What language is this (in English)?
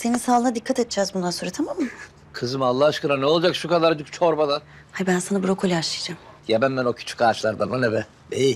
Turkish